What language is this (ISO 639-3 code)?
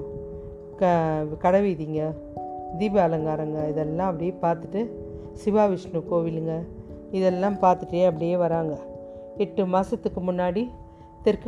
tam